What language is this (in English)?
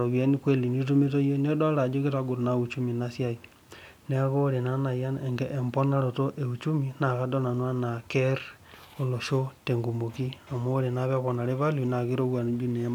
Masai